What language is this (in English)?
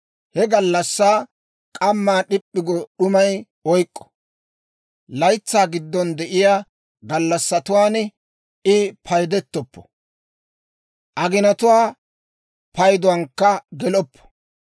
Dawro